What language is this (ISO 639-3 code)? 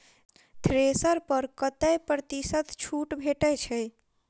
mai